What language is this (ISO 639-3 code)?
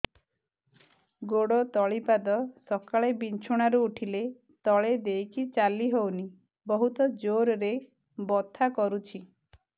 ori